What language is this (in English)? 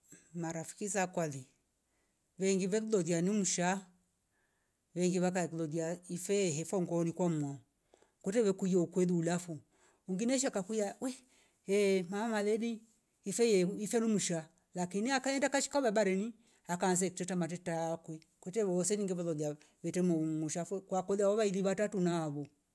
Rombo